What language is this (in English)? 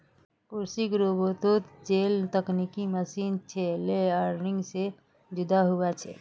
Magahi